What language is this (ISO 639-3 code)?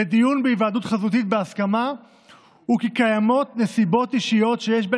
heb